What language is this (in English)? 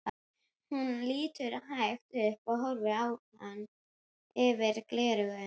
Icelandic